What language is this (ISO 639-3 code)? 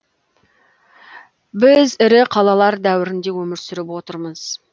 kaz